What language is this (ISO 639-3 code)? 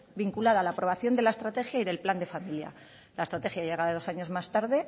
spa